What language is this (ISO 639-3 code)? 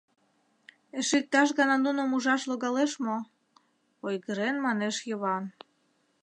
chm